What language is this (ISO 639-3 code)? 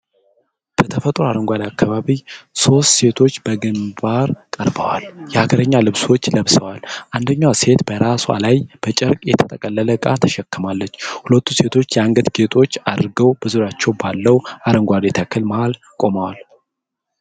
amh